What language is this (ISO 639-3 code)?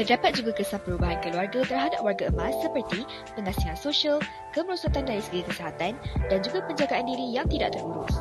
msa